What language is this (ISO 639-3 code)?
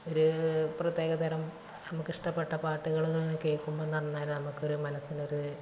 mal